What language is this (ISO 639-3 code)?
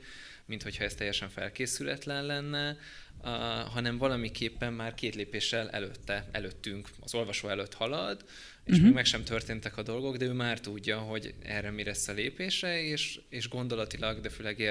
hun